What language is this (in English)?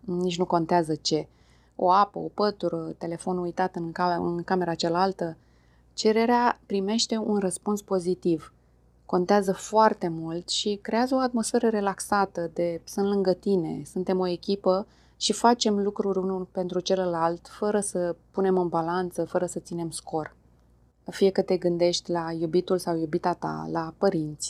Romanian